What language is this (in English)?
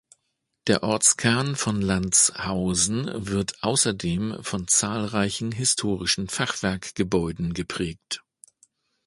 German